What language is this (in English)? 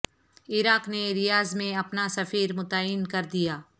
Urdu